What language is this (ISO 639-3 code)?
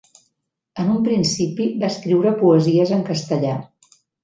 cat